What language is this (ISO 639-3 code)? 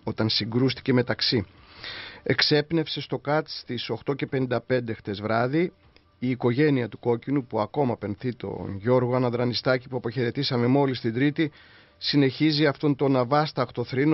ell